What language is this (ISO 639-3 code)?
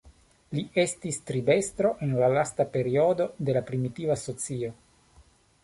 epo